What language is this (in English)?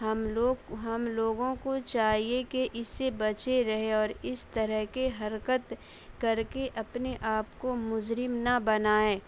Urdu